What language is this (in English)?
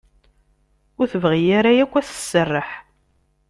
Kabyle